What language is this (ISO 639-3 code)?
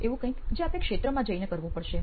guj